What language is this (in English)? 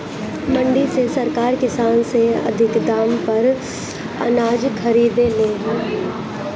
Bhojpuri